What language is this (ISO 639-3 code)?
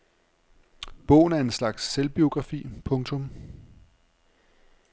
dan